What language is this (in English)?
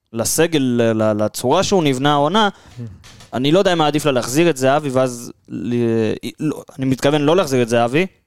Hebrew